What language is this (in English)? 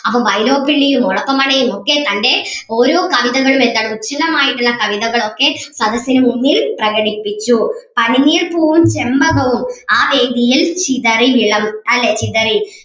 Malayalam